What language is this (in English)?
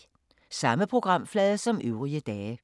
Danish